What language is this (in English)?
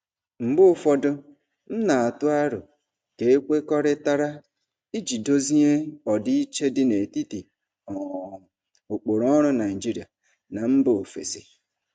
Igbo